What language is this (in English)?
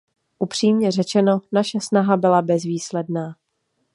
Czech